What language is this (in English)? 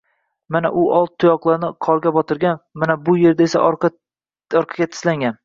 Uzbek